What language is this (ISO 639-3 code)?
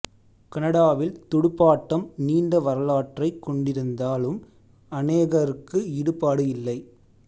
tam